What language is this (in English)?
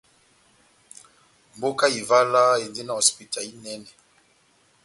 Batanga